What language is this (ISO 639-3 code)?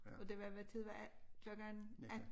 dan